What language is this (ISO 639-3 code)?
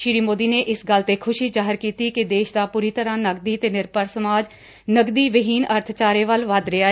pan